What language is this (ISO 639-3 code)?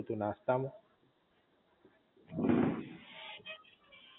guj